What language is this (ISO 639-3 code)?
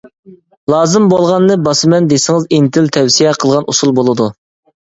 uig